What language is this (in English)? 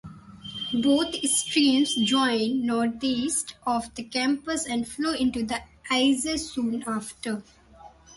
English